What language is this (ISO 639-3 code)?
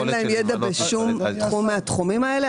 heb